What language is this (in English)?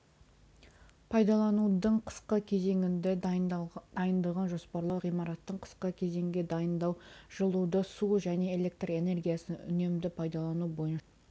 Kazakh